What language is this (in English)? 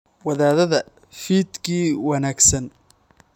Somali